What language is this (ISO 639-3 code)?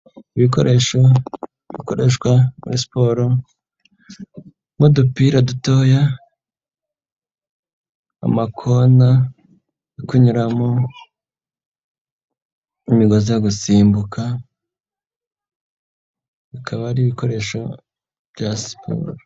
kin